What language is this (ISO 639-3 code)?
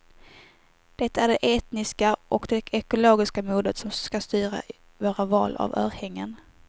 swe